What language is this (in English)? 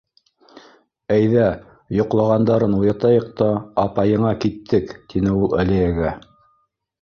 Bashkir